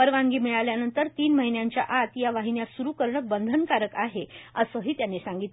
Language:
Marathi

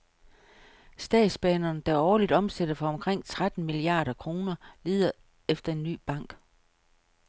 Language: Danish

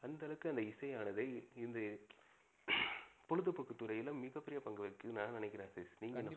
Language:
Tamil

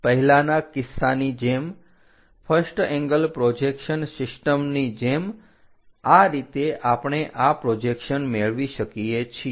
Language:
Gujarati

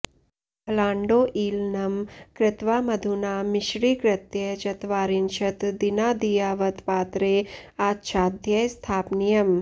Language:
Sanskrit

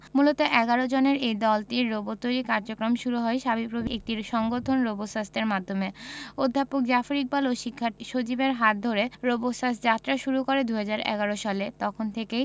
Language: Bangla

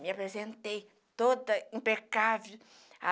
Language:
Portuguese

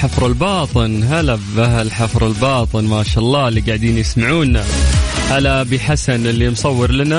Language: Arabic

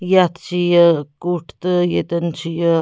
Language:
Kashmiri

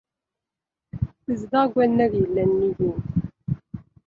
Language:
Kabyle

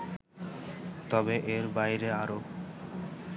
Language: Bangla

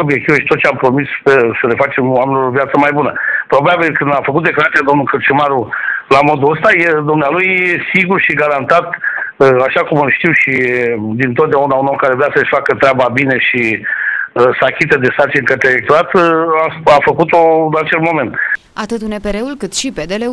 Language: Romanian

